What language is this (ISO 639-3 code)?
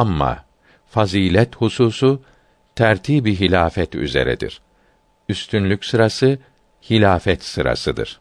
tur